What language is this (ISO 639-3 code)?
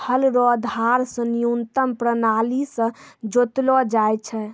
mai